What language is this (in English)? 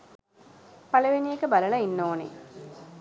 Sinhala